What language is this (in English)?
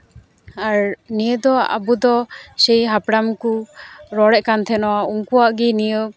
Santali